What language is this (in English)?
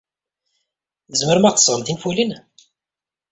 Kabyle